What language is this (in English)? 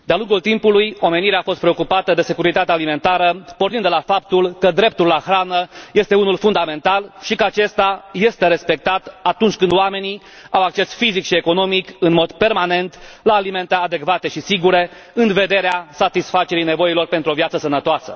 Romanian